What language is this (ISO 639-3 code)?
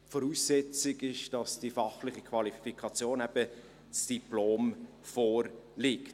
gsw